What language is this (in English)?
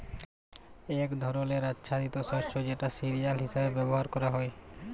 Bangla